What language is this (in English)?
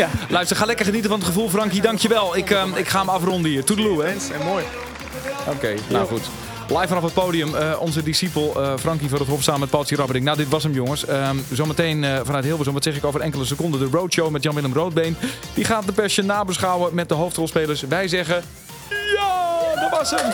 Dutch